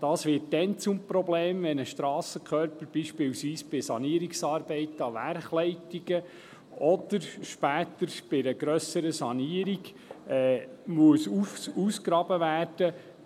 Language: Swiss German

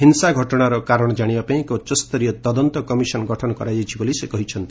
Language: Odia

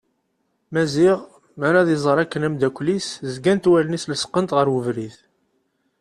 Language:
Kabyle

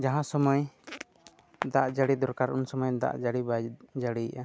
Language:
Santali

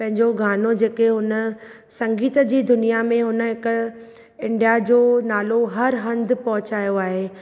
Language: Sindhi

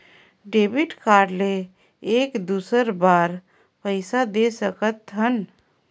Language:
Chhattisgarhi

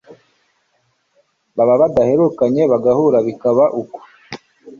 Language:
Kinyarwanda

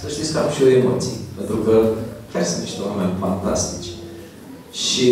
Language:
Romanian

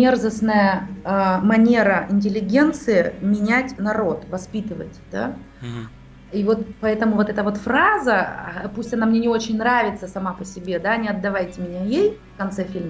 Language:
Russian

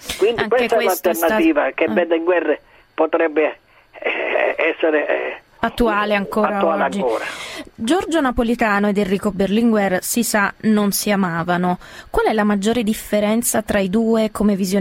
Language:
Italian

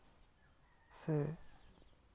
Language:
Santali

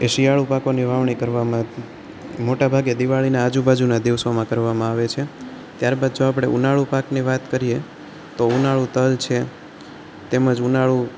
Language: Gujarati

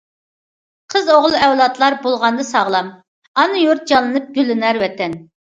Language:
Uyghur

